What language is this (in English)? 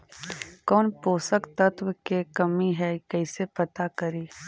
Magahi